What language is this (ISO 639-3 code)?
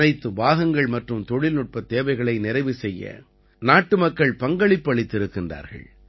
tam